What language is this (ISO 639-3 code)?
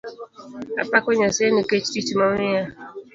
luo